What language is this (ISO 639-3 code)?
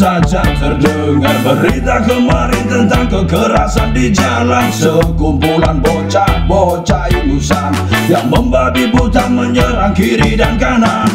pol